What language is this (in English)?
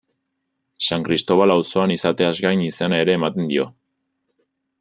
Basque